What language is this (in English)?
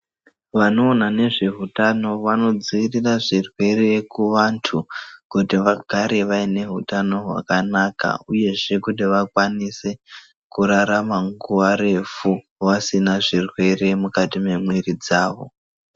Ndau